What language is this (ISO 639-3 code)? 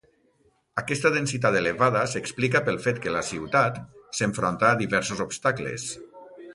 cat